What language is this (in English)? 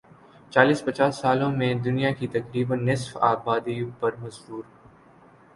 Urdu